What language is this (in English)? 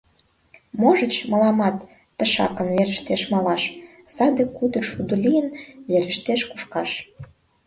Mari